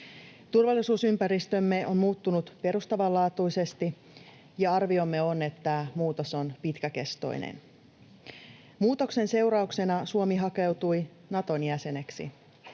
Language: Finnish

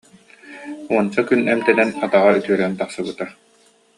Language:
Yakut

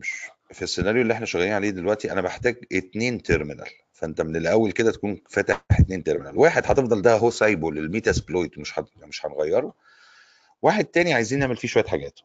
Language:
Arabic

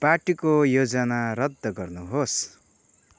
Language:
Nepali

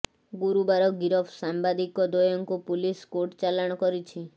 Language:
Odia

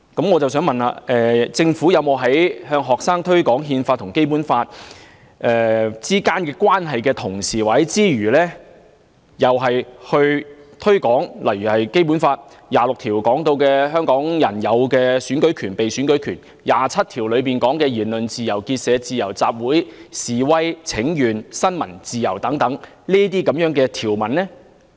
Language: Cantonese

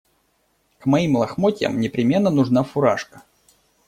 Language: Russian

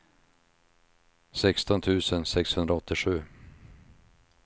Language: Swedish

